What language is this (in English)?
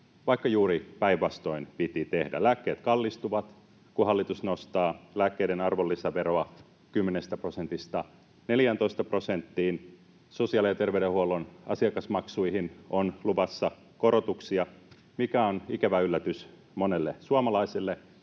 Finnish